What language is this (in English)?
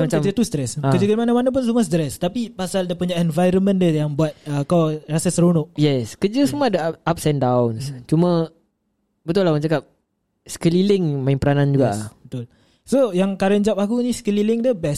Malay